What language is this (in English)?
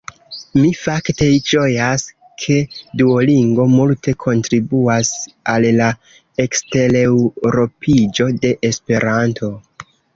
Esperanto